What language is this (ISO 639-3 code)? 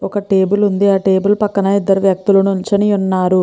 tel